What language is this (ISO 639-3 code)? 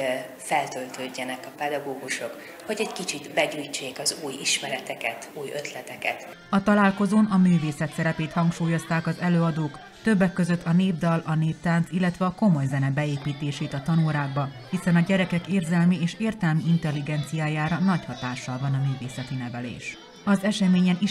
hun